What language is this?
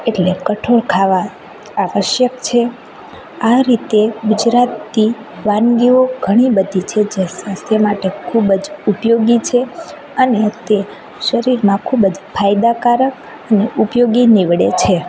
Gujarati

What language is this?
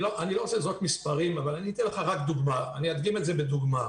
Hebrew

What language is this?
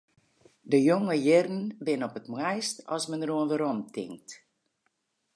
Western Frisian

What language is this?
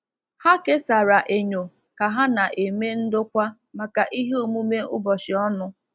Igbo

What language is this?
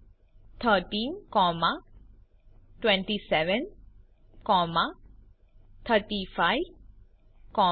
Gujarati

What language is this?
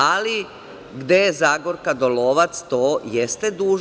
Serbian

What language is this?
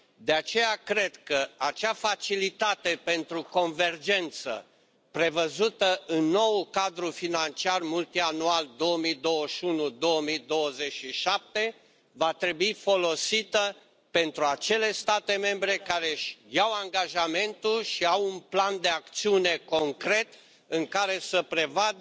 Romanian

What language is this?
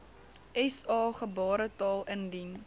Afrikaans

